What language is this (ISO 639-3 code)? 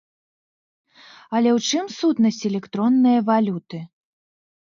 bel